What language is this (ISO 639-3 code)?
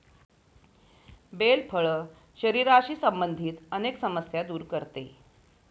mar